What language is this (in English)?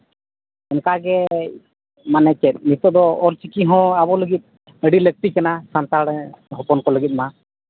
Santali